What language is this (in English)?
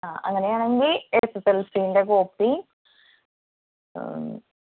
Malayalam